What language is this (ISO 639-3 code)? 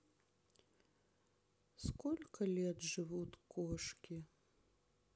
rus